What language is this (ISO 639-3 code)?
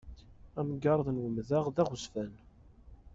kab